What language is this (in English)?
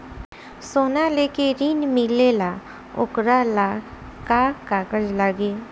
Bhojpuri